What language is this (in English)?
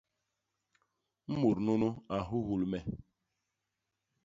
Basaa